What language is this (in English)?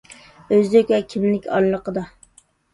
Uyghur